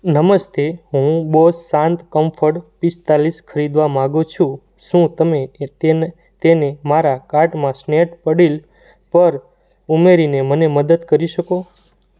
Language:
Gujarati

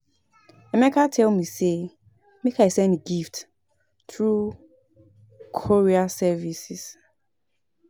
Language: Nigerian Pidgin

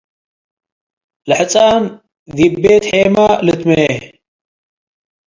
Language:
Tigre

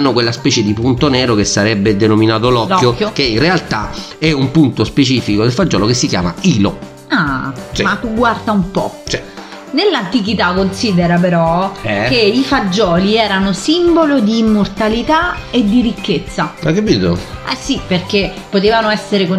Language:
Italian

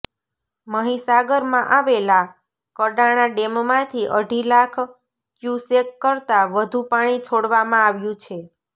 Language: Gujarati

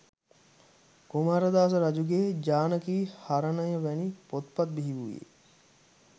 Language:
Sinhala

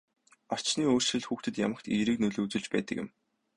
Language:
Mongolian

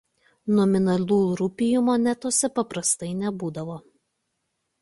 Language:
Lithuanian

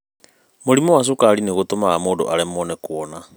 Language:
Kikuyu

